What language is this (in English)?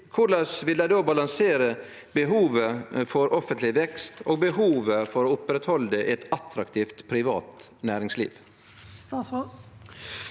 Norwegian